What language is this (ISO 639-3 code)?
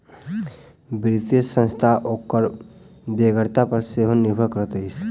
mai